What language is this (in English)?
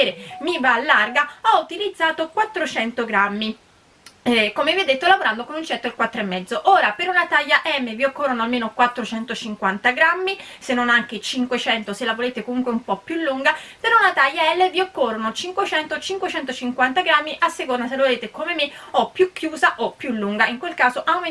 Italian